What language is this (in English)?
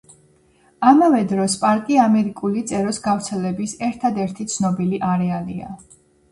Georgian